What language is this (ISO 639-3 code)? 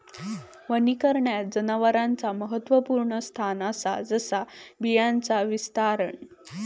mar